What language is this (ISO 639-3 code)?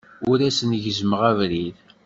kab